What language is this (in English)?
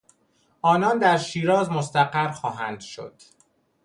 Persian